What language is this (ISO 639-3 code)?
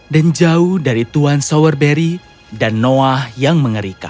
ind